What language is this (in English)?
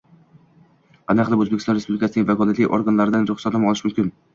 Uzbek